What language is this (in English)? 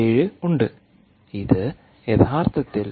Malayalam